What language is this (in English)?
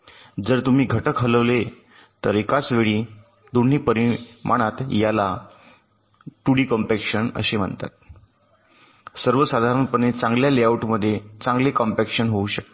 Marathi